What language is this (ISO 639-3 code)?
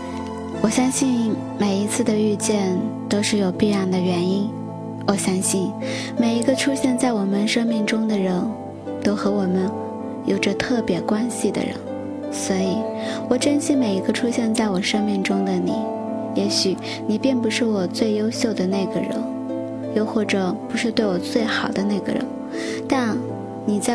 zho